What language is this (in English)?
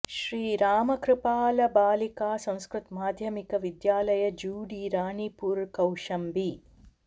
Sanskrit